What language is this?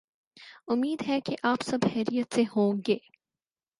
Urdu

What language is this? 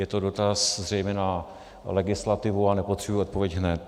Czech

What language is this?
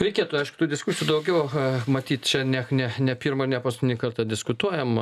Lithuanian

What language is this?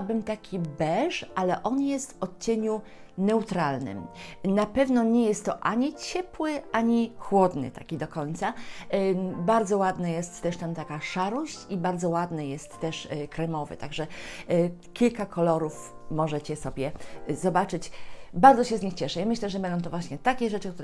Polish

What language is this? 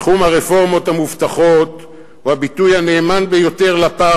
Hebrew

